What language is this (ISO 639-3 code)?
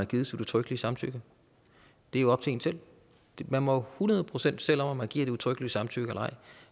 dan